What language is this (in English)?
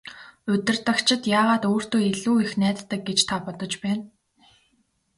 Mongolian